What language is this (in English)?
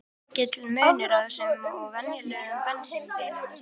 Icelandic